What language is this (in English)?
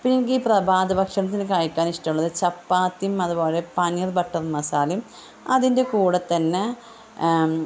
Malayalam